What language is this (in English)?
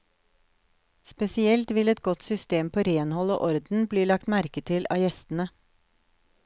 Norwegian